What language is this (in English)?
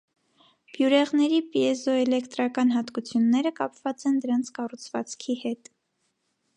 Armenian